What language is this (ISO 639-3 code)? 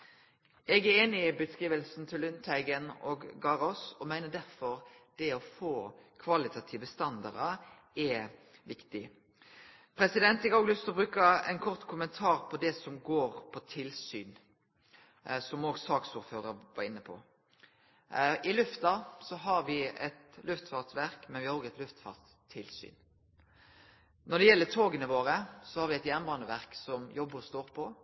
nno